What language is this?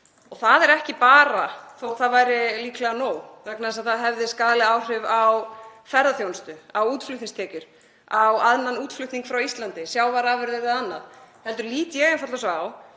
Icelandic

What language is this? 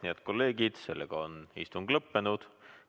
Estonian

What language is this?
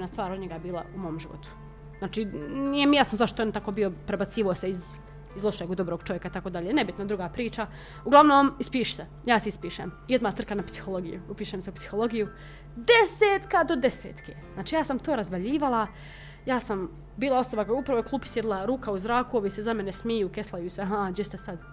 Croatian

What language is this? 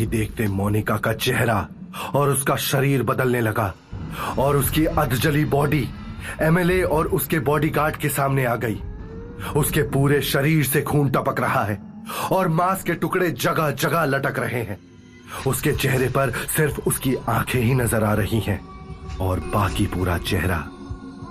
Hindi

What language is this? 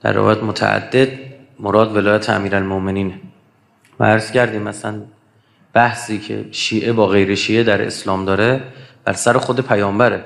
Persian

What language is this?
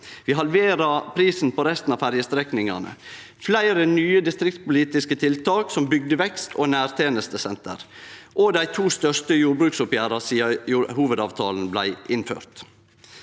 Norwegian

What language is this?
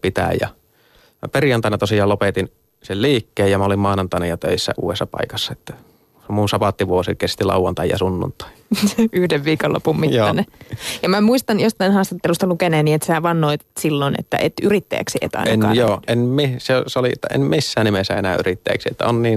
Finnish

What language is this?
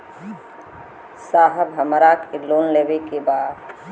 Bhojpuri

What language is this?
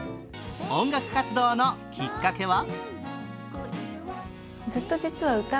Japanese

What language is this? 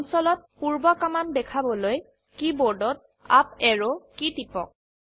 Assamese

